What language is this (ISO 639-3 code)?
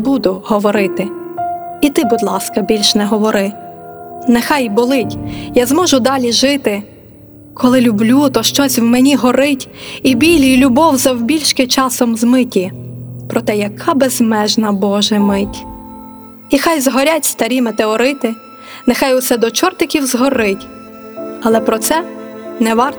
ukr